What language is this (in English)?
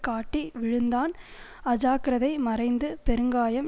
Tamil